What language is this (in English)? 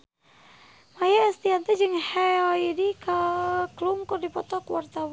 Sundanese